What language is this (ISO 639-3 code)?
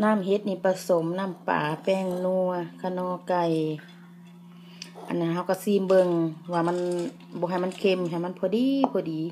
tha